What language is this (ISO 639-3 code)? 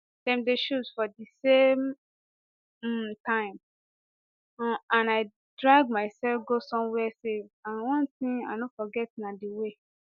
pcm